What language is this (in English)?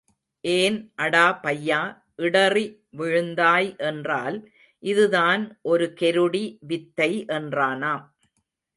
Tamil